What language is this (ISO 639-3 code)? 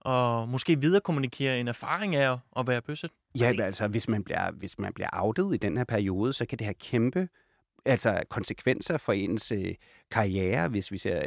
dan